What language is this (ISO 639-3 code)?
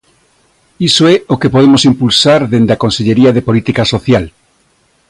glg